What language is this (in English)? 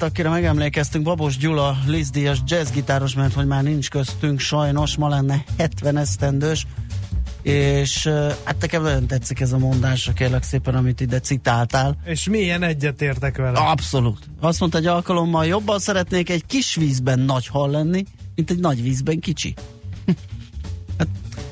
Hungarian